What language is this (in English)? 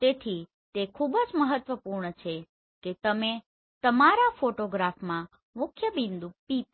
Gujarati